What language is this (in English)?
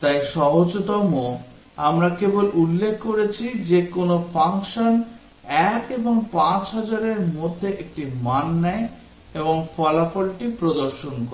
Bangla